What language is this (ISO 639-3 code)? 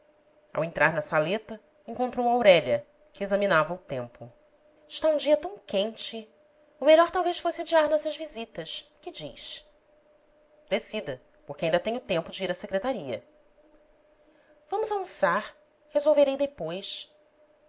por